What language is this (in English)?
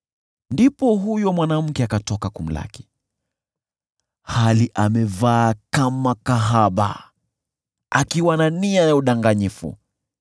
Swahili